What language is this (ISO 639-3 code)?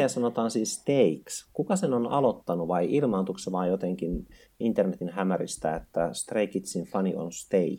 fin